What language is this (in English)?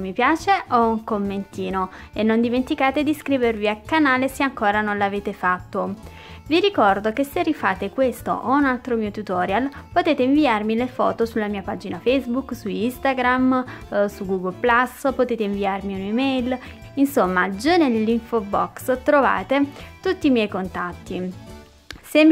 Italian